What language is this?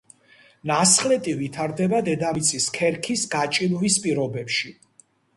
Georgian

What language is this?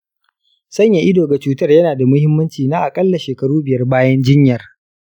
Hausa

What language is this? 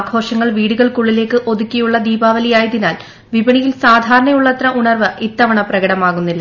Malayalam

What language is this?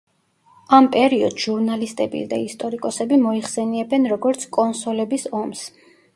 Georgian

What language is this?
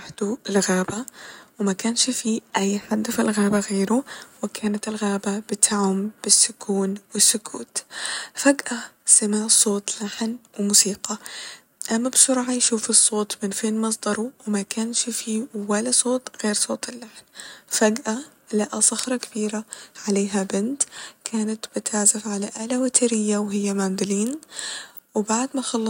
Egyptian Arabic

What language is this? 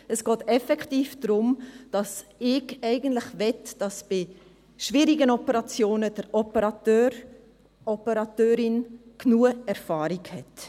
Swiss German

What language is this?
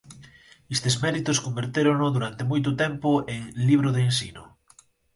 Galician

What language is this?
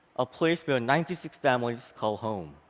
English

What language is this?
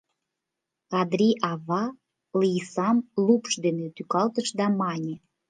Mari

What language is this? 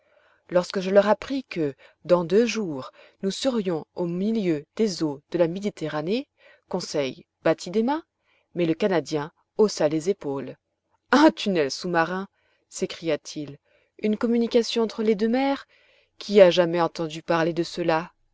French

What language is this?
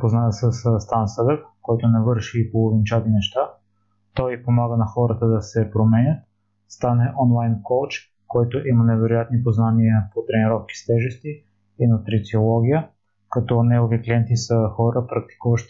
Bulgarian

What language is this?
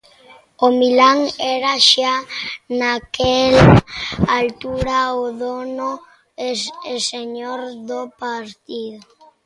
Galician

